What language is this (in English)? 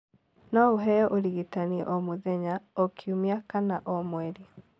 Kikuyu